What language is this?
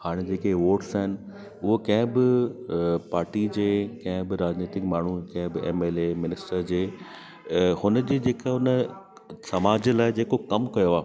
Sindhi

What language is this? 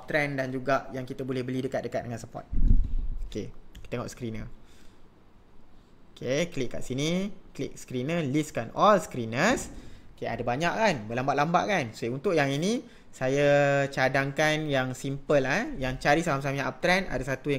Malay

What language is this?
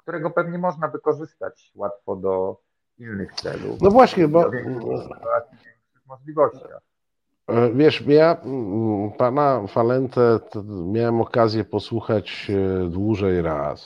Polish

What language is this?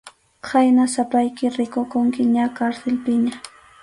Arequipa-La Unión Quechua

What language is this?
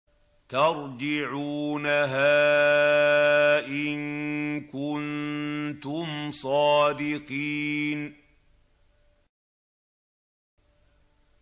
Arabic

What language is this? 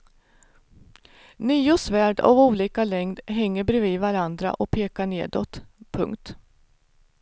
Swedish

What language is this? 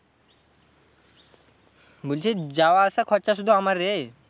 Bangla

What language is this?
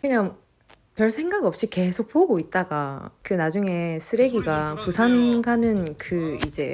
Korean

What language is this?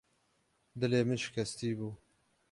Kurdish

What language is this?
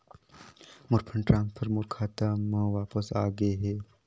Chhattisgarhi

